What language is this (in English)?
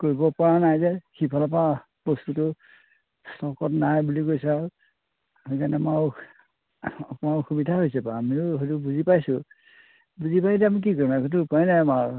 Assamese